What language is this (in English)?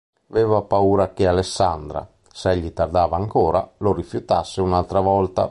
Italian